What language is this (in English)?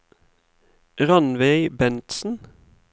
Norwegian